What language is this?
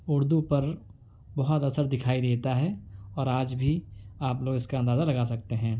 Urdu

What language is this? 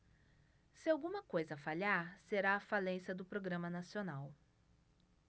Portuguese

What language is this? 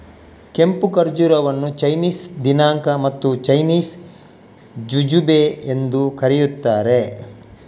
Kannada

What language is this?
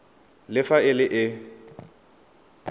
Tswana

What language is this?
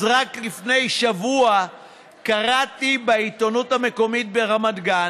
Hebrew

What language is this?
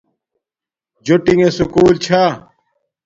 Domaaki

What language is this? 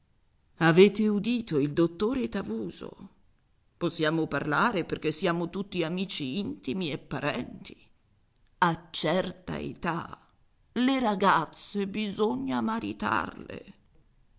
Italian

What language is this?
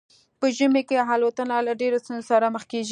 Pashto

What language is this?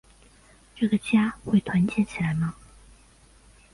Chinese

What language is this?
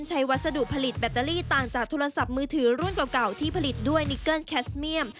Thai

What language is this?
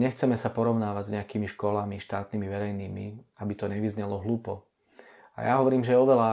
Czech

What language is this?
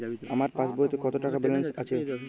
Bangla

